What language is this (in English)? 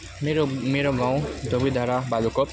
Nepali